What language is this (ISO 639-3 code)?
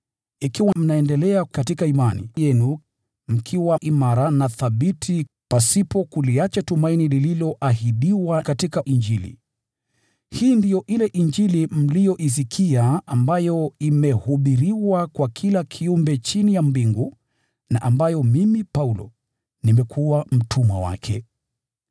swa